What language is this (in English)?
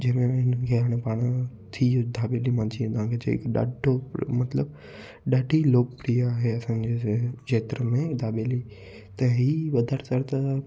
Sindhi